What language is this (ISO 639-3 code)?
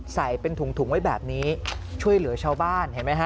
tha